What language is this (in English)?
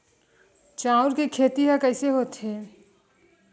Chhattisgarhi